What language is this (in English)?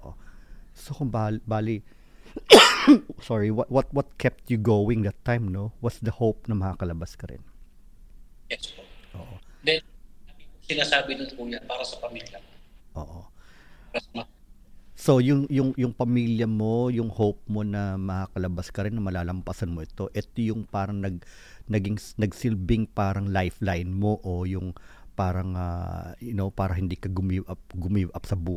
Filipino